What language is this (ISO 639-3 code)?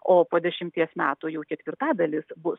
lit